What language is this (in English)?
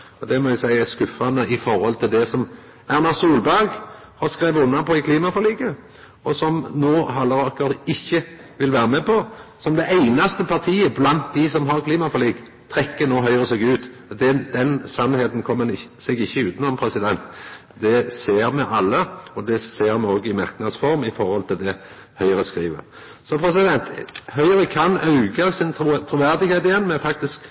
Norwegian Nynorsk